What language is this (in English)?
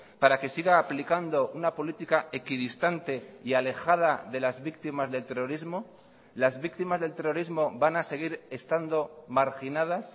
Spanish